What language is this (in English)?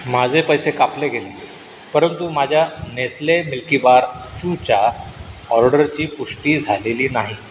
Marathi